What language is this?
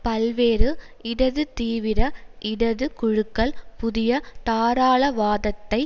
Tamil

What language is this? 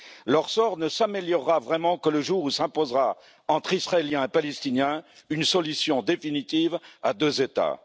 French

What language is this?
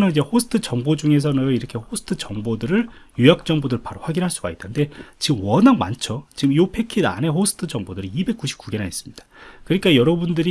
Korean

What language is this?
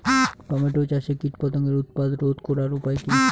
Bangla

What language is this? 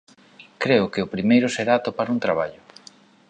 Galician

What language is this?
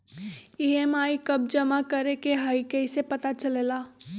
Magahi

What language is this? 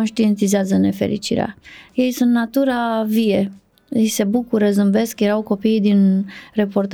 Romanian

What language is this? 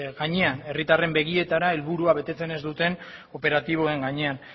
Basque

